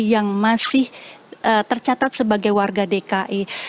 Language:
Indonesian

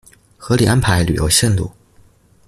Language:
Chinese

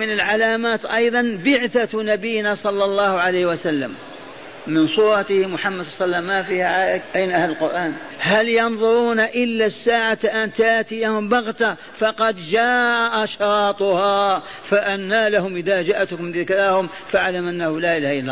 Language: Arabic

